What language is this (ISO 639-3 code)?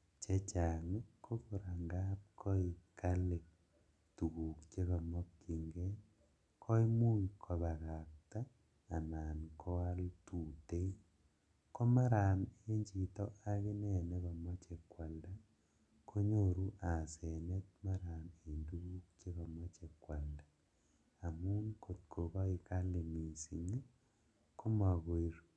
kln